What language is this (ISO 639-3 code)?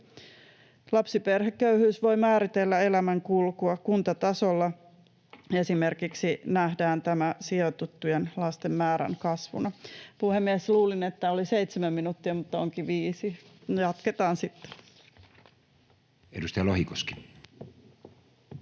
fin